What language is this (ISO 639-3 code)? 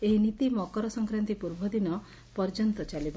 ori